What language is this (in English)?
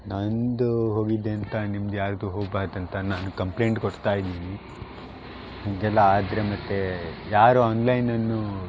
Kannada